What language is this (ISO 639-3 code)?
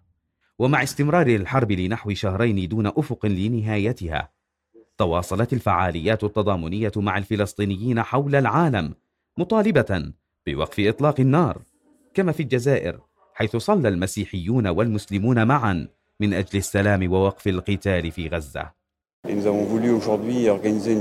ara